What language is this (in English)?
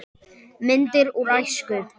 Icelandic